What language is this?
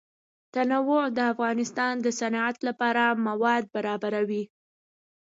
Pashto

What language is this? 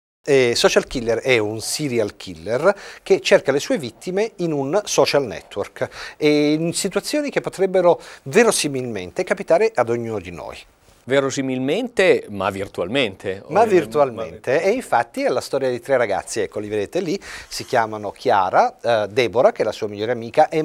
Italian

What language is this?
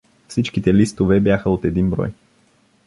Bulgarian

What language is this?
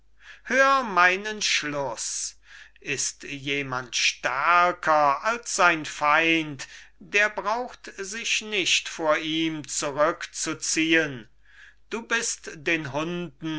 German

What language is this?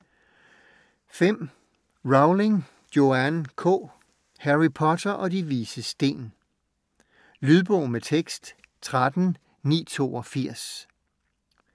Danish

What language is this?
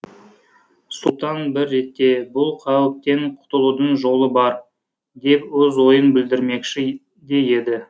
Kazakh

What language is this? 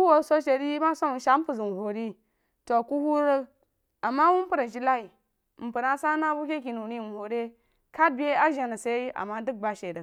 Jiba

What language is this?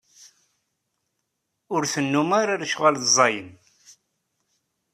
Kabyle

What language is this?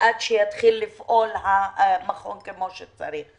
Hebrew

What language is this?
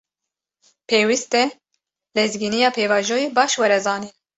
Kurdish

